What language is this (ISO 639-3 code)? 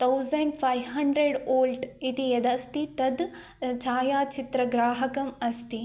san